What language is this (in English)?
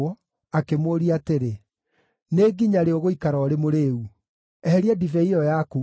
Kikuyu